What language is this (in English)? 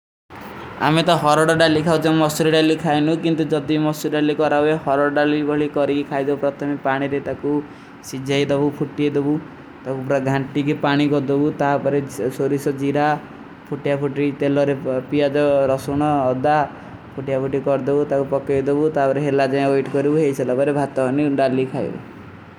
Kui (India)